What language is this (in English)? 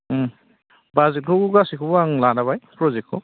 Bodo